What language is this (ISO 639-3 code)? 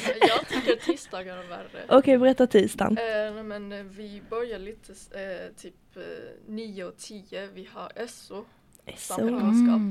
swe